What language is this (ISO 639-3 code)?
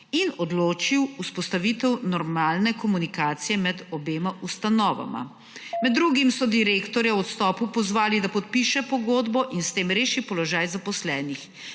slv